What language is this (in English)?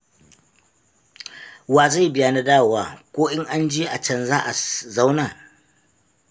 Hausa